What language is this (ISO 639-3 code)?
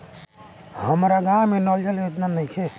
bho